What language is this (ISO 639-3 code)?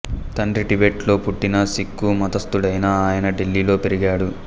tel